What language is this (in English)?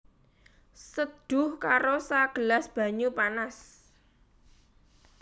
Javanese